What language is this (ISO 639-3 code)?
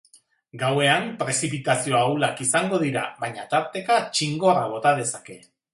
eus